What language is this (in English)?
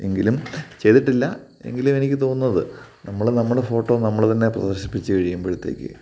Malayalam